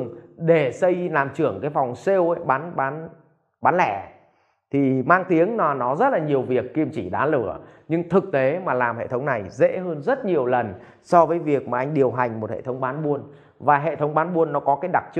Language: Vietnamese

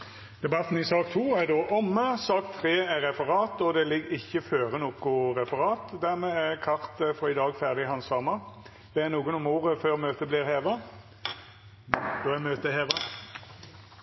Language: Norwegian Nynorsk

